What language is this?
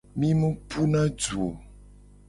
Gen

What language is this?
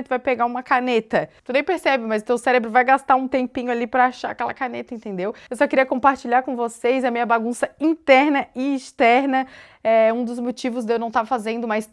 Portuguese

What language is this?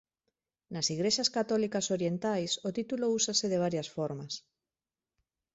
Galician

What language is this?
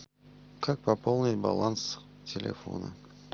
Russian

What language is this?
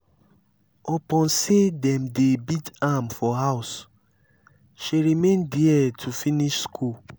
Nigerian Pidgin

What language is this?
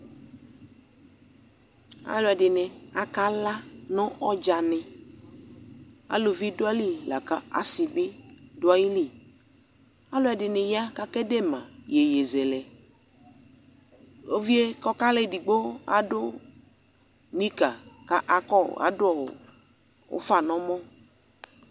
Ikposo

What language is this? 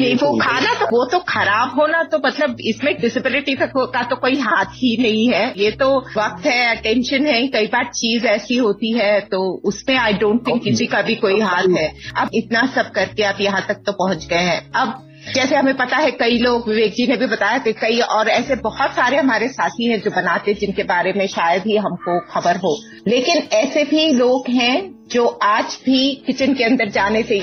Hindi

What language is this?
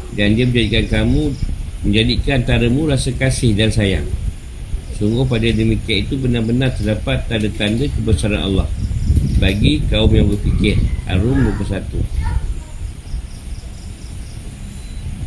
Malay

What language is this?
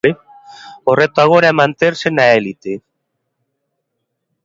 Galician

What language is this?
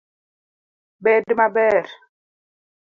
Luo (Kenya and Tanzania)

